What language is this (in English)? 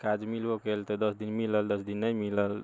Maithili